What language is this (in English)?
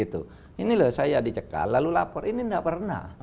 Indonesian